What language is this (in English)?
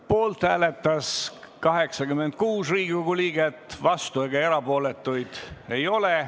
Estonian